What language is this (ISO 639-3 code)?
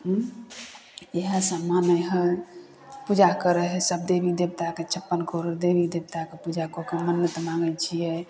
mai